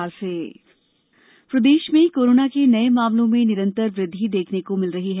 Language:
Hindi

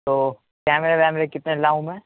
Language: Urdu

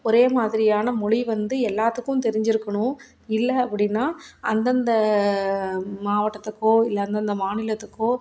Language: Tamil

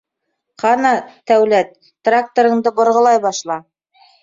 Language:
Bashkir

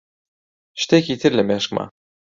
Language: Central Kurdish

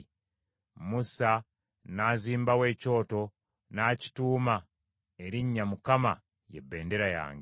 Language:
Ganda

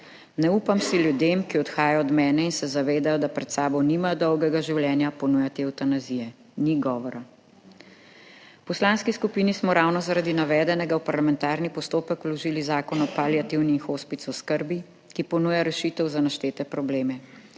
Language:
Slovenian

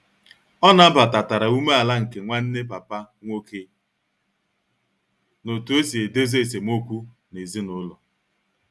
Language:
Igbo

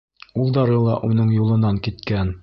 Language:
Bashkir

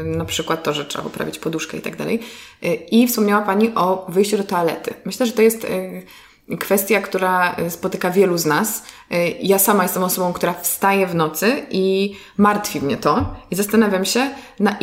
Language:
Polish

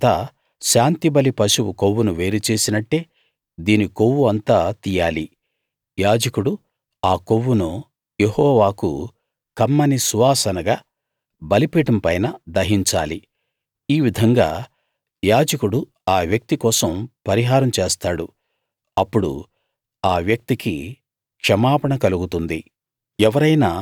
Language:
Telugu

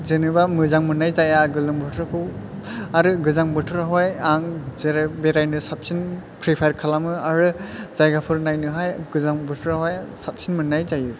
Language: Bodo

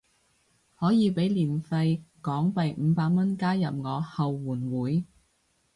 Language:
Cantonese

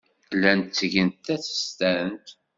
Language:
Kabyle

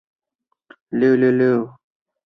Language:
Chinese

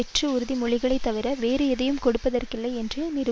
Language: Tamil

